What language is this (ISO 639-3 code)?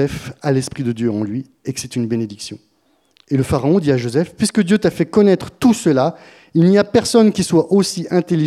fra